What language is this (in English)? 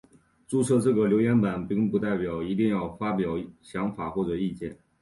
Chinese